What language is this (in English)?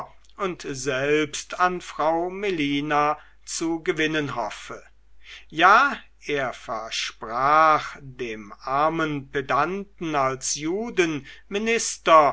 German